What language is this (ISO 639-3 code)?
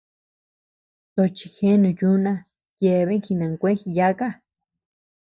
cux